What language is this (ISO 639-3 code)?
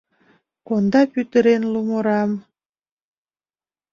chm